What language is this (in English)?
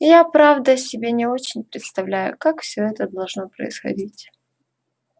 Russian